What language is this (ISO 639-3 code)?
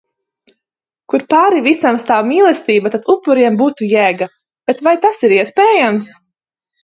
lav